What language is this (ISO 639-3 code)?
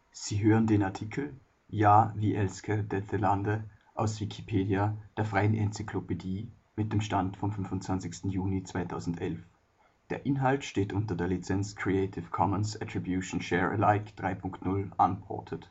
deu